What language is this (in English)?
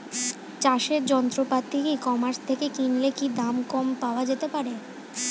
Bangla